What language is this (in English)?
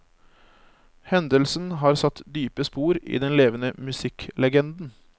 Norwegian